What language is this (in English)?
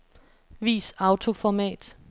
Danish